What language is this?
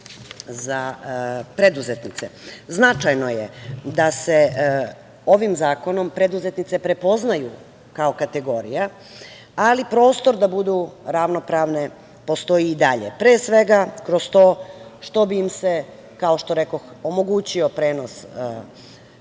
Serbian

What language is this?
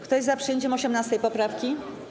Polish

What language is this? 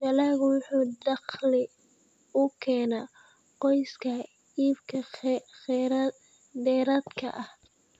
Somali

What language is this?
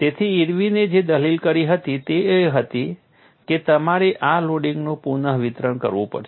Gujarati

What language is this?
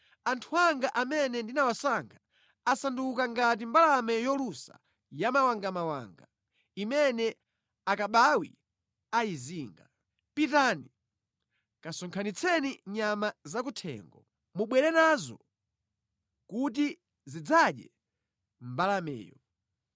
Nyanja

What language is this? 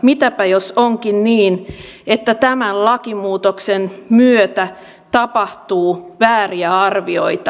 Finnish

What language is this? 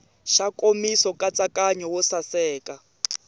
Tsonga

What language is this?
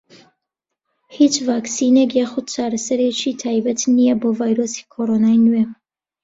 Central Kurdish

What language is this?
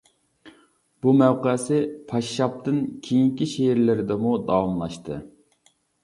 Uyghur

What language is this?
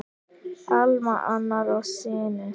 Icelandic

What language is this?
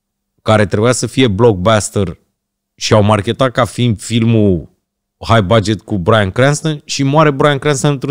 Romanian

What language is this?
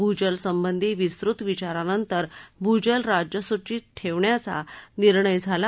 Marathi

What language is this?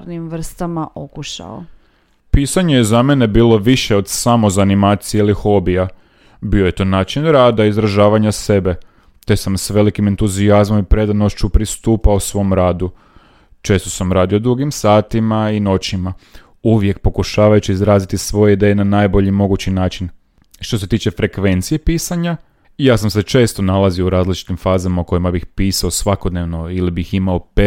Croatian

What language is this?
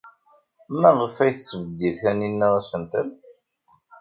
Kabyle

